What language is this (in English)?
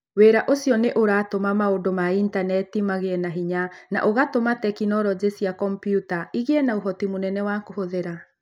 Kikuyu